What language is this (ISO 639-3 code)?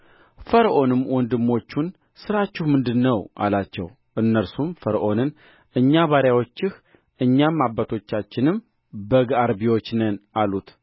amh